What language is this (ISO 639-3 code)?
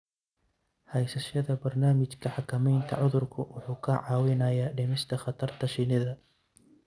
som